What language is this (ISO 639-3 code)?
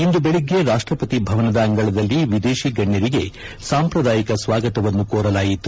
kan